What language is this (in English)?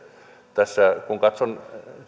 Finnish